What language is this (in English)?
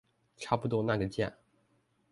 Chinese